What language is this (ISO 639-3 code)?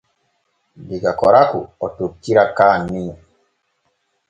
fue